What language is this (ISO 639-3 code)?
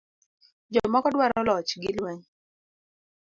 luo